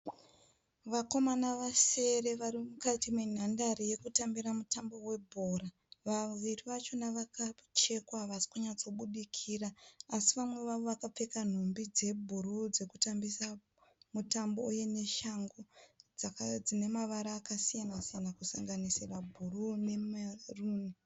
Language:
Shona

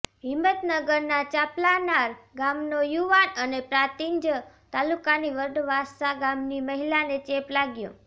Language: Gujarati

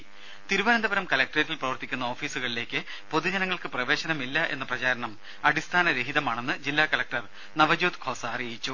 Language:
Malayalam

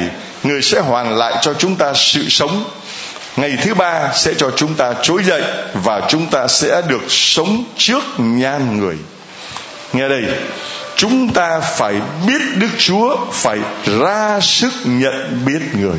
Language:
Vietnamese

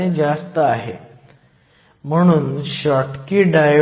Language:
Marathi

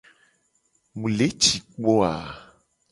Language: Gen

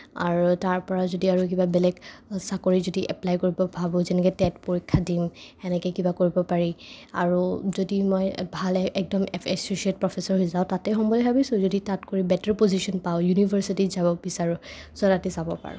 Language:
Assamese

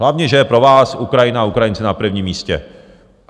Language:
Czech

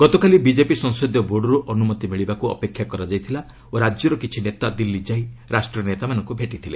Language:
Odia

